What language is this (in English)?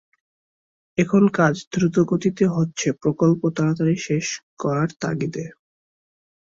Bangla